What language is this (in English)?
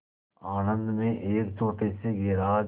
Hindi